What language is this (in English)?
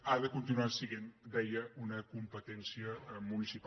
Catalan